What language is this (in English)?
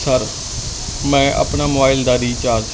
Punjabi